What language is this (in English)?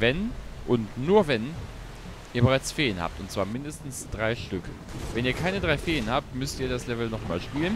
German